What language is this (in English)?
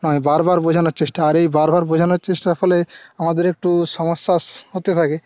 Bangla